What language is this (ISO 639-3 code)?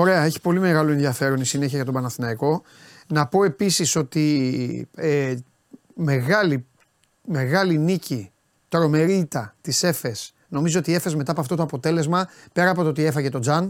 ell